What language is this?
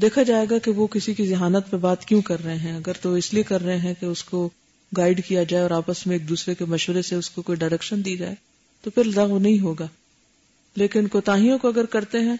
Urdu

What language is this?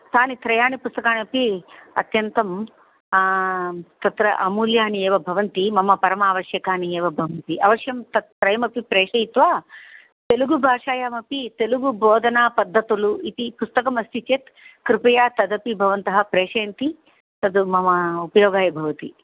Sanskrit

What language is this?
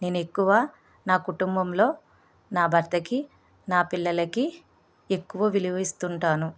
Telugu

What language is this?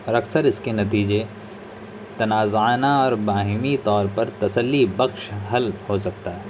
Urdu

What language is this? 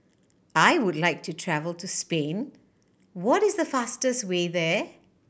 English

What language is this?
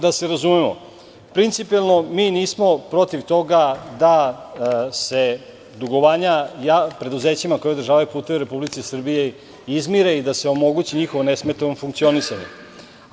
Serbian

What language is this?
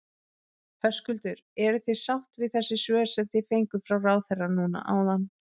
Icelandic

